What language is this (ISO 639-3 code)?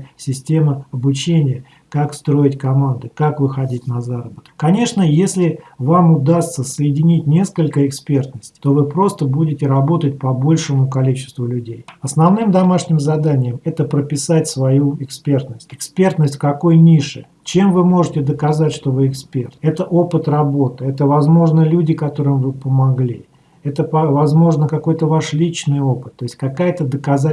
rus